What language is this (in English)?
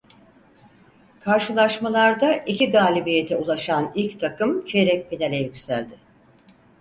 Turkish